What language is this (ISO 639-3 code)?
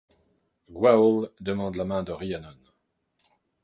fra